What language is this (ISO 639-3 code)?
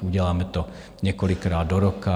ces